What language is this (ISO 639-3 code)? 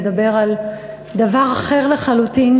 heb